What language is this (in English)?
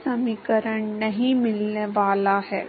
Hindi